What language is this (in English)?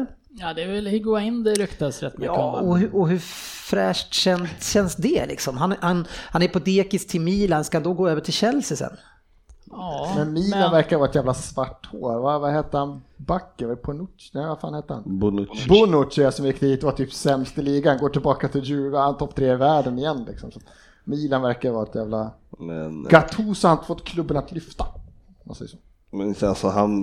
Swedish